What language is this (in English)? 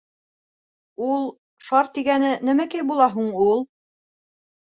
Bashkir